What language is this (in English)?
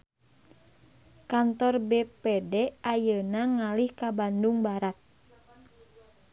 Sundanese